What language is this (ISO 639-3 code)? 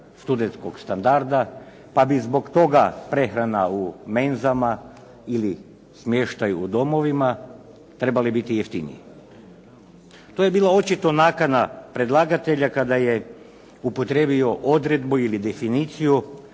hrv